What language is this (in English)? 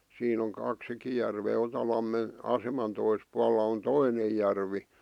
Finnish